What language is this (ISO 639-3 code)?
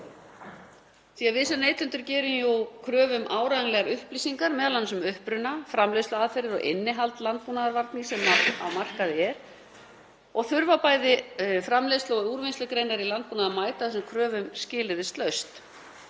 isl